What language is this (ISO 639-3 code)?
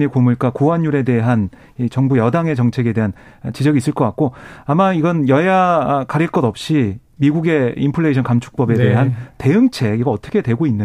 kor